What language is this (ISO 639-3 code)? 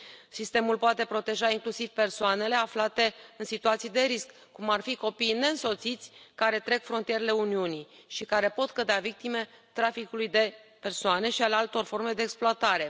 ron